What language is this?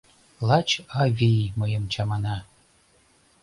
Mari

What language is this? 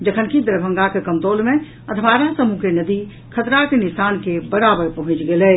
Maithili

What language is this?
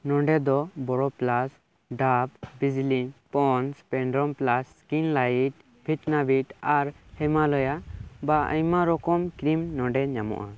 Santali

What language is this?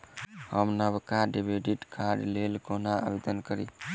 Maithili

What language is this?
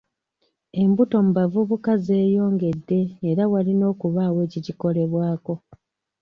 Ganda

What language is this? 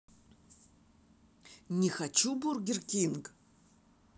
Russian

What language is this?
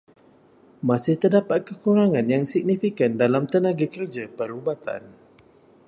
Malay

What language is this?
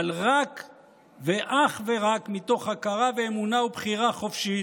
Hebrew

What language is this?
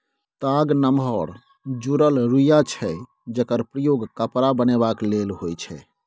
Maithili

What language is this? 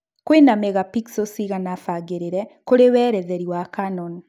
Kikuyu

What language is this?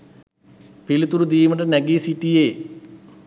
Sinhala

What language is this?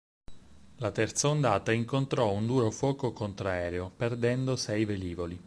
Italian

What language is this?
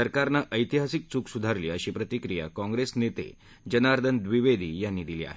Marathi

